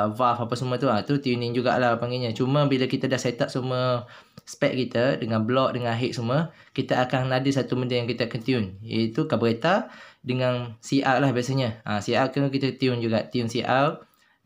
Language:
Malay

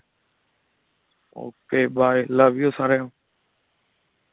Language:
Punjabi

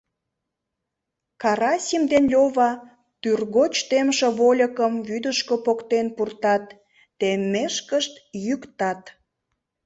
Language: Mari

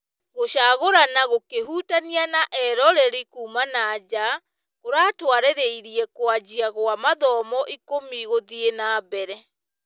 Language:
Kikuyu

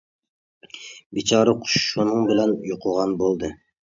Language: Uyghur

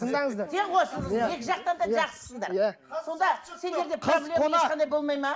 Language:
Kazakh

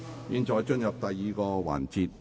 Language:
Cantonese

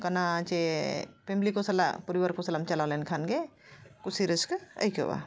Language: Santali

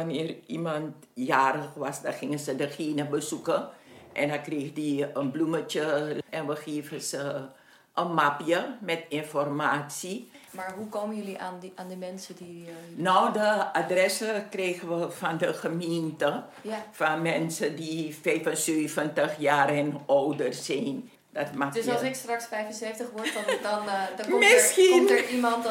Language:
Dutch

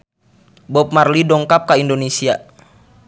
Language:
Sundanese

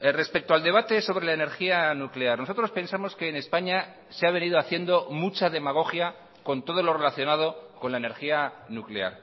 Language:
Spanish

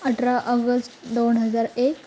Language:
Marathi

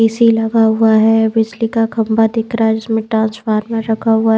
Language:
Hindi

